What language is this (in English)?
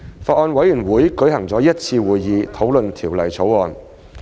Cantonese